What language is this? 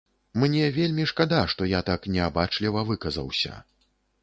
Belarusian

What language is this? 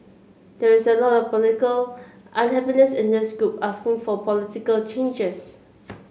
English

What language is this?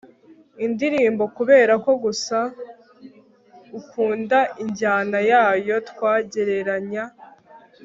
Kinyarwanda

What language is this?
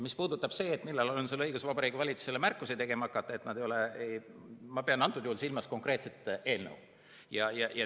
Estonian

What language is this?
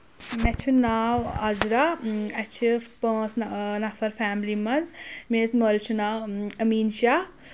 Kashmiri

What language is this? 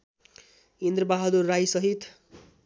Nepali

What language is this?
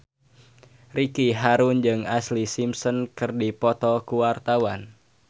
Sundanese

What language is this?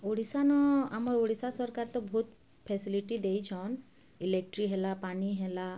Odia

